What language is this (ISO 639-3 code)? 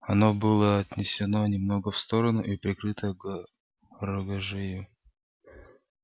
rus